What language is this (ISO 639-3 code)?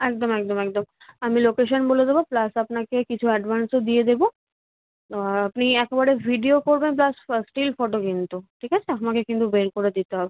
ben